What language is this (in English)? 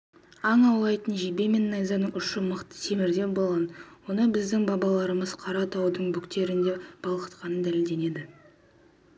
Kazakh